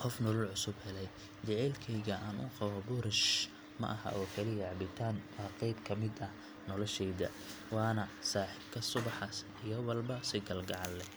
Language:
Somali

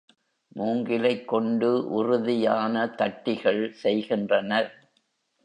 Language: Tamil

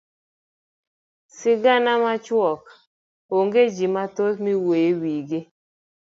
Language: Luo (Kenya and Tanzania)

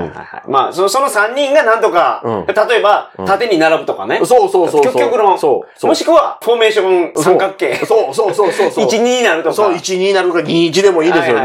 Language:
Japanese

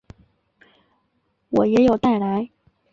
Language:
Chinese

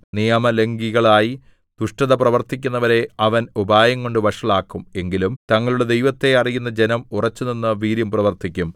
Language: Malayalam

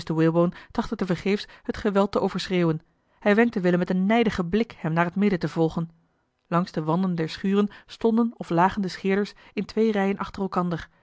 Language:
Dutch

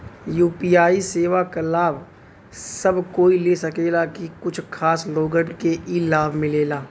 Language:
Bhojpuri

